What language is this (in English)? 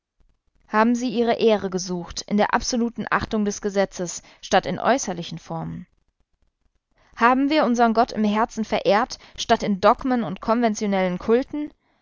German